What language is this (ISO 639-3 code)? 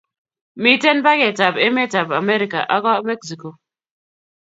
kln